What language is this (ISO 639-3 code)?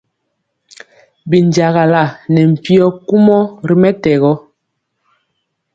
mcx